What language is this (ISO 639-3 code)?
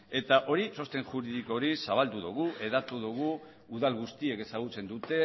eus